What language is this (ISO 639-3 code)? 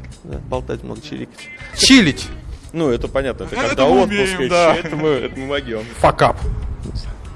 rus